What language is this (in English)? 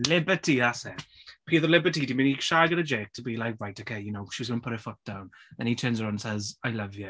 Welsh